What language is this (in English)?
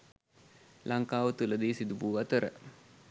Sinhala